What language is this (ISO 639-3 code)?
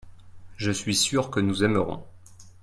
fra